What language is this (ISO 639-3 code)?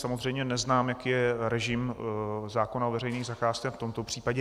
ces